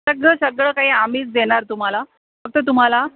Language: Marathi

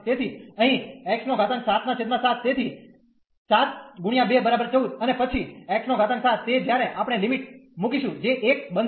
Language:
Gujarati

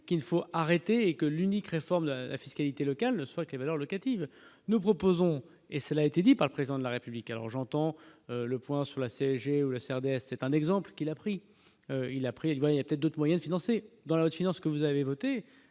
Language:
French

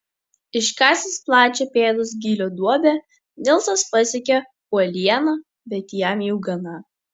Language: Lithuanian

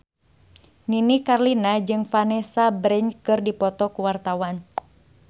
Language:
Sundanese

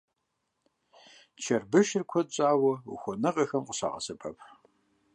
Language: Kabardian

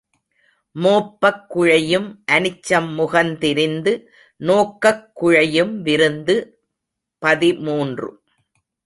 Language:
Tamil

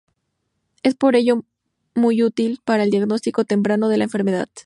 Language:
Spanish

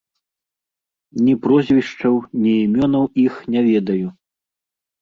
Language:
Belarusian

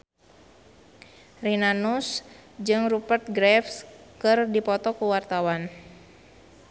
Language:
Sundanese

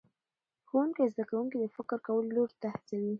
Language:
Pashto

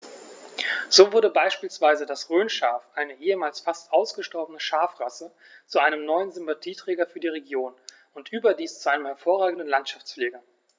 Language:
German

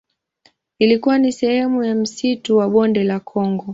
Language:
Swahili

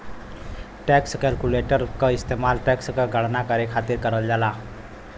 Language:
Bhojpuri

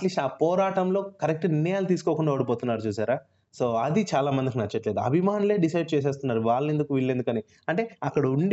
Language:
Telugu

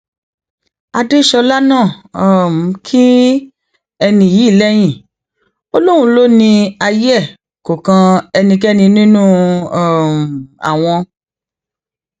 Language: Yoruba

